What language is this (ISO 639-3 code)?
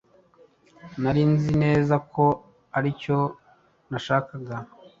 kin